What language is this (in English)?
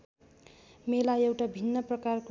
Nepali